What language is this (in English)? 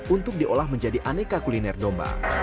Indonesian